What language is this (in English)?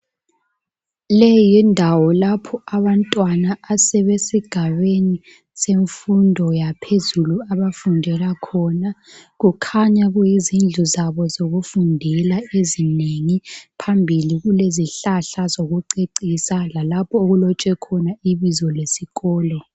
North Ndebele